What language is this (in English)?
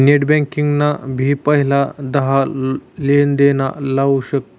Marathi